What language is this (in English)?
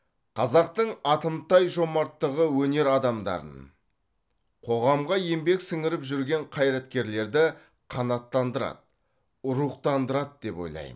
Kazakh